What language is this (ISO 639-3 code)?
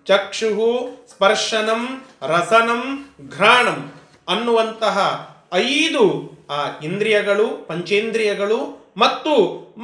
kan